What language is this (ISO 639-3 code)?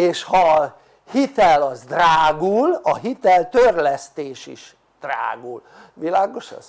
hun